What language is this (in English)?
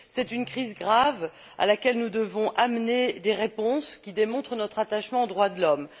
French